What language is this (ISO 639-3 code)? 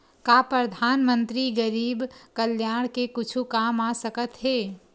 hne